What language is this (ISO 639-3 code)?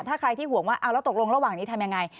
tha